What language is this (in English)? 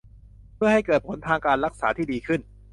Thai